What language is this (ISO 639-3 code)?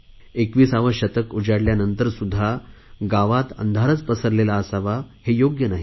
mar